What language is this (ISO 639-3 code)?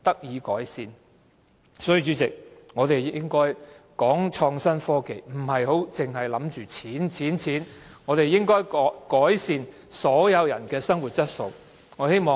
yue